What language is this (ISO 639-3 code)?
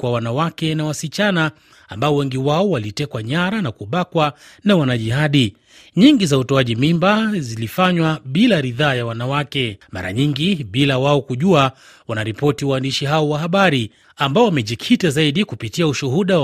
swa